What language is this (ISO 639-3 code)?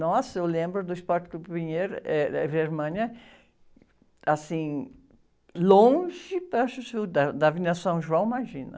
por